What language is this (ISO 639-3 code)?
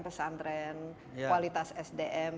ind